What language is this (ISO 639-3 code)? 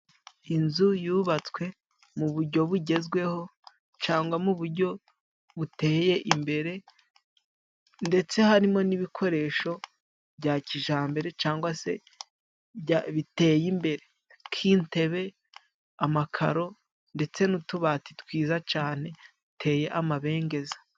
kin